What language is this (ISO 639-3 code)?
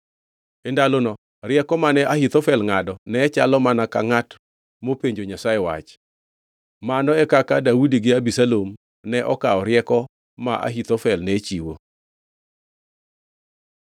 luo